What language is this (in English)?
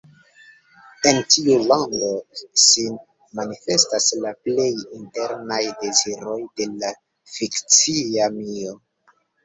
Esperanto